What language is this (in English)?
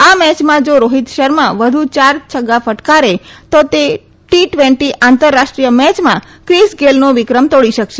Gujarati